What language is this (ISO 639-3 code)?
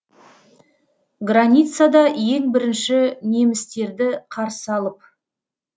kaz